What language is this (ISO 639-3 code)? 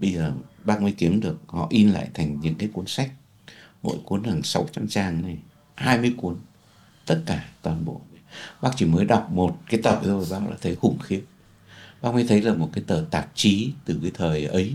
vie